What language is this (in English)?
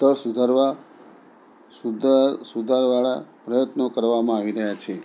Gujarati